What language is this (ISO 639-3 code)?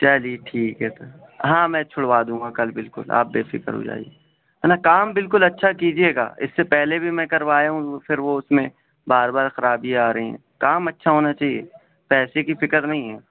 urd